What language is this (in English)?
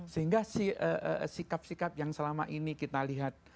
Indonesian